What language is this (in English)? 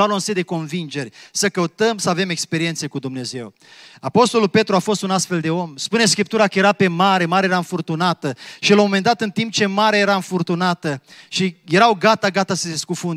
Romanian